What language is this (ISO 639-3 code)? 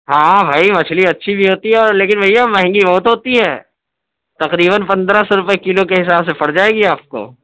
urd